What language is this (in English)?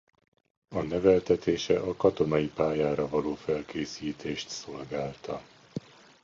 Hungarian